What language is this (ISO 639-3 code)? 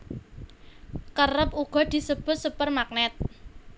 jav